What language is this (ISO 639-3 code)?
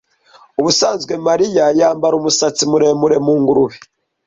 kin